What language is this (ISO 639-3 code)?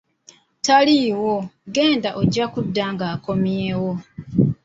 lug